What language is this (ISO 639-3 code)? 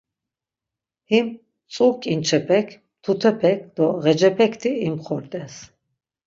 lzz